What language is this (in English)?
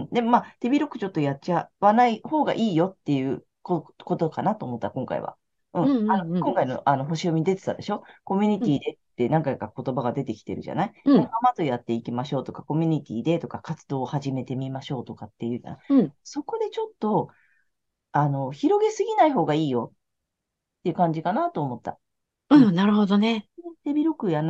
Japanese